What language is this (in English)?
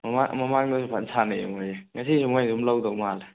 Manipuri